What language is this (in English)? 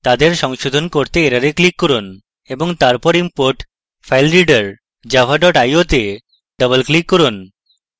Bangla